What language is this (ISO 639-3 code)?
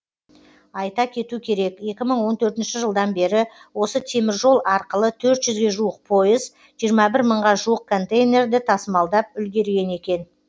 kaz